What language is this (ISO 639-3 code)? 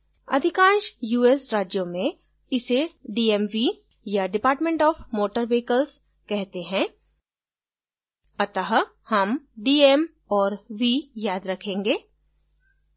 hin